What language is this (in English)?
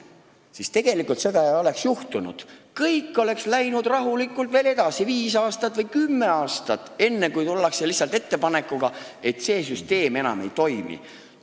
Estonian